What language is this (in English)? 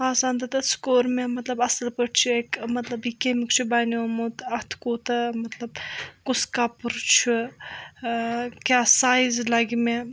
Kashmiri